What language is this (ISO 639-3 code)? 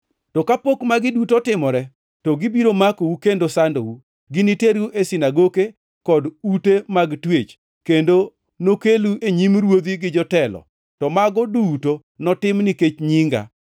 luo